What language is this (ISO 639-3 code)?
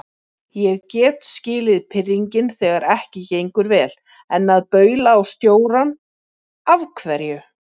isl